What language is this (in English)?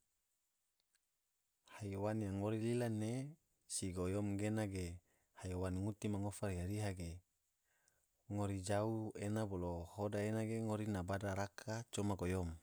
Tidore